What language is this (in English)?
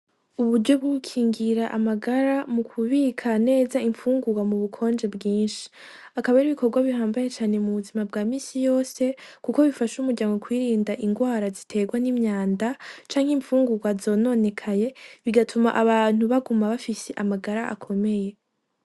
Rundi